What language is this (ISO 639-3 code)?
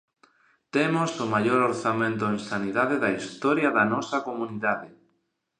glg